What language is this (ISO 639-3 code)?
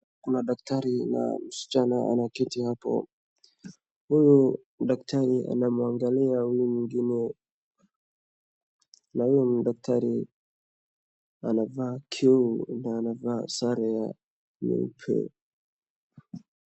swa